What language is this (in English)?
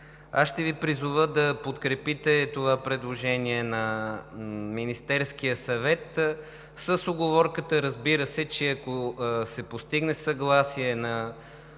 Bulgarian